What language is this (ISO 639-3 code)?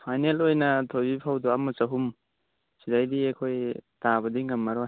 mni